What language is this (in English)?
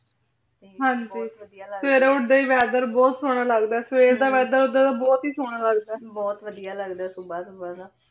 Punjabi